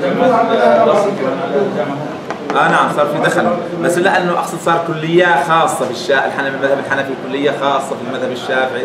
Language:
Arabic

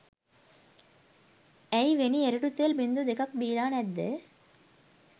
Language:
Sinhala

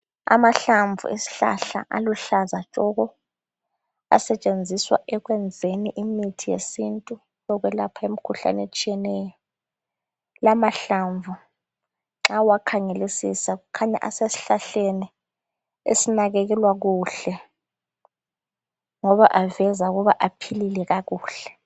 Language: North Ndebele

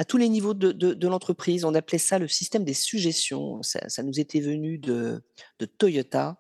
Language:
French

